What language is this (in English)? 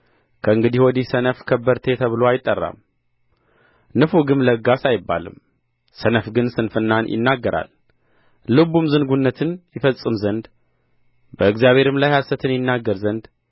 Amharic